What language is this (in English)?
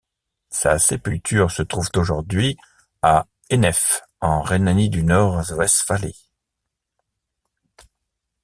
French